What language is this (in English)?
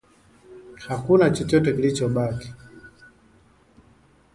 Swahili